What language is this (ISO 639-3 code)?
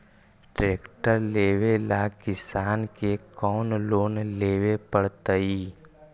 mag